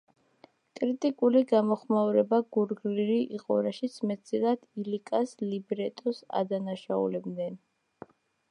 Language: Georgian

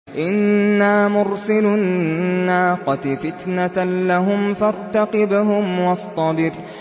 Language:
Arabic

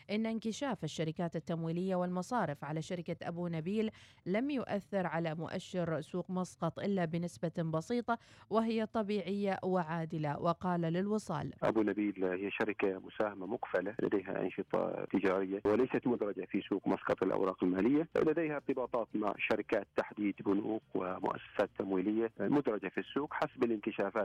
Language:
Arabic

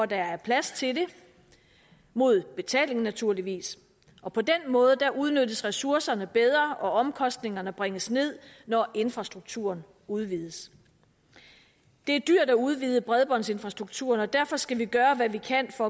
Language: Danish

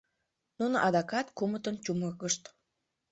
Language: Mari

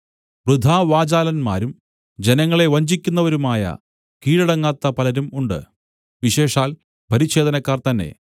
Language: Malayalam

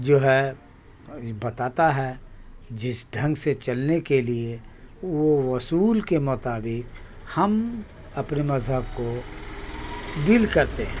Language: Urdu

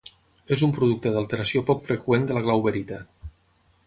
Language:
Catalan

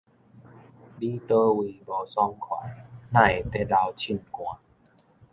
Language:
Min Nan Chinese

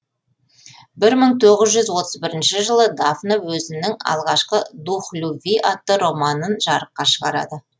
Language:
Kazakh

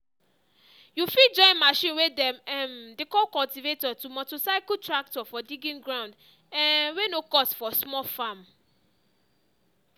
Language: Nigerian Pidgin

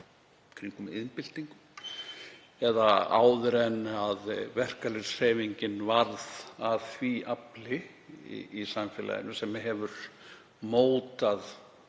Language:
Icelandic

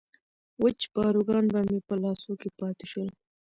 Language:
Pashto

